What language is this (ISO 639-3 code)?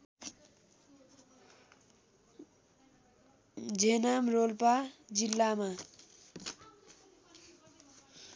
nep